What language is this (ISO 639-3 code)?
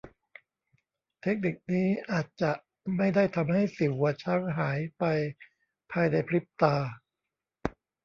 tha